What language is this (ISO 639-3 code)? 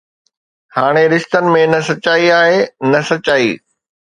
snd